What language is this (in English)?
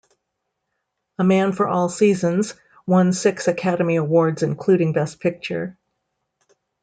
English